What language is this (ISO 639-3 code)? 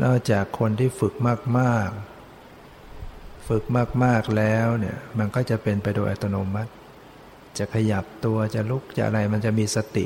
tha